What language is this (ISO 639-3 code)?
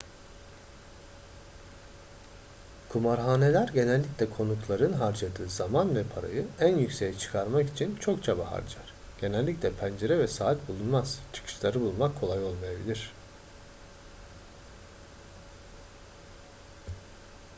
tur